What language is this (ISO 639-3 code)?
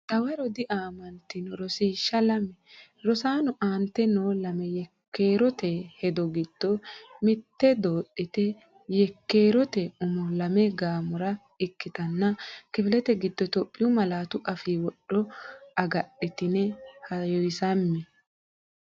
sid